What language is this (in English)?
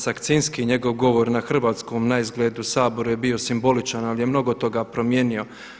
Croatian